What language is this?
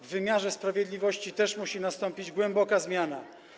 Polish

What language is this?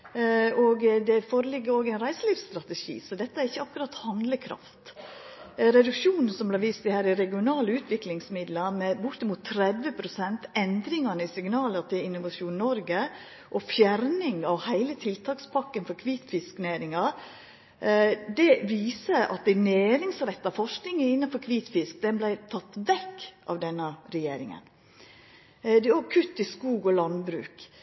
Norwegian Nynorsk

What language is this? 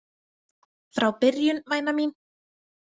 Icelandic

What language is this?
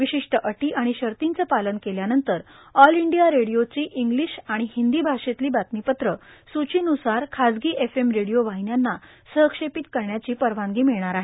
Marathi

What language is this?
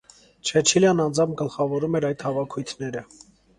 Armenian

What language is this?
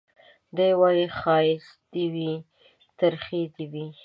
Pashto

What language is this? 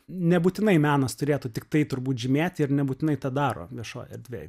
Lithuanian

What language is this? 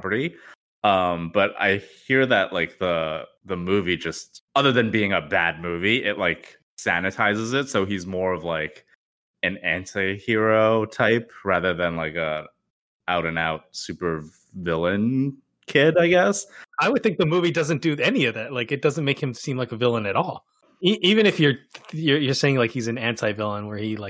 English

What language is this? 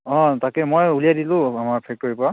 Assamese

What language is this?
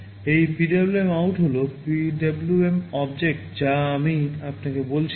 Bangla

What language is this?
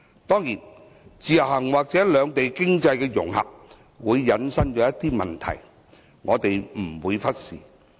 Cantonese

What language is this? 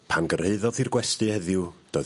Welsh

